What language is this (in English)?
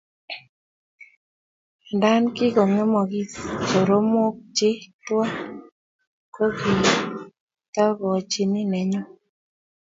Kalenjin